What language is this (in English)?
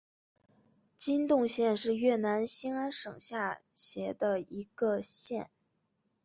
Chinese